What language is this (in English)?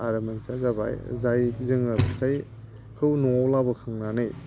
Bodo